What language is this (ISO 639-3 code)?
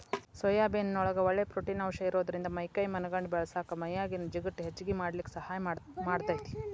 kan